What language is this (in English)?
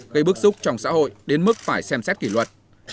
Vietnamese